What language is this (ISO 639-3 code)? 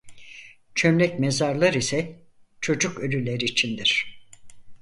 tur